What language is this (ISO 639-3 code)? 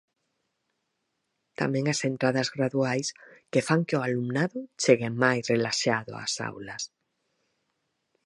glg